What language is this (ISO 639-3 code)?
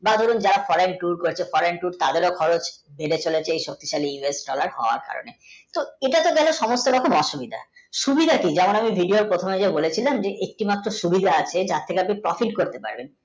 ben